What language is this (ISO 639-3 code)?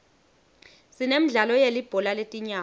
ssw